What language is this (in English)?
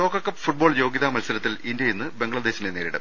Malayalam